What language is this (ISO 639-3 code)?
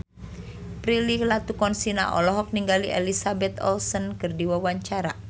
sun